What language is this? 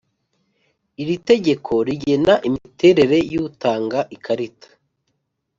Kinyarwanda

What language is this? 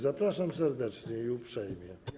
Polish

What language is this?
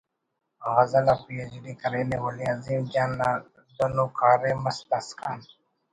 Brahui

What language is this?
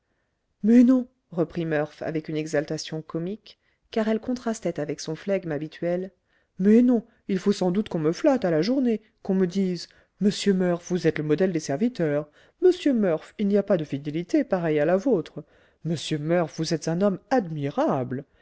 French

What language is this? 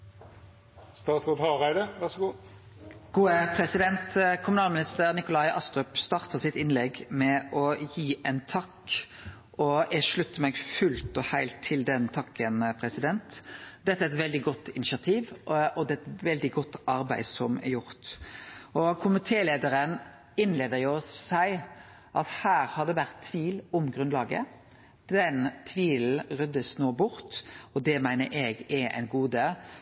Norwegian Nynorsk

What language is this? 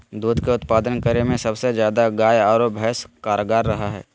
Magahi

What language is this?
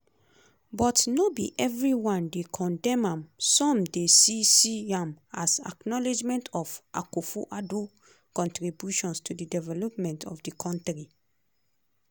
Nigerian Pidgin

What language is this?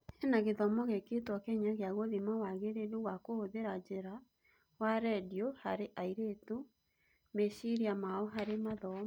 Kikuyu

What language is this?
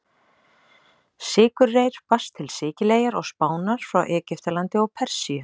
Icelandic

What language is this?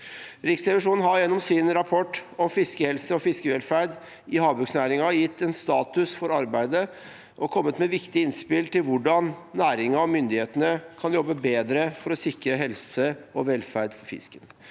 Norwegian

